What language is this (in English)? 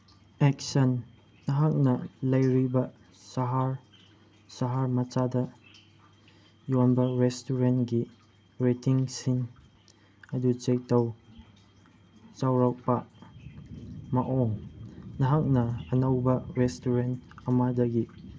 Manipuri